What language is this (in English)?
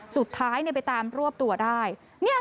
Thai